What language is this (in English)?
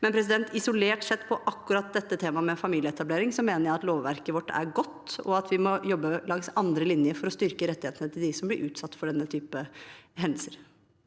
Norwegian